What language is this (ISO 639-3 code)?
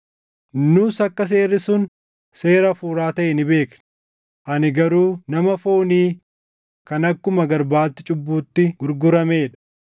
orm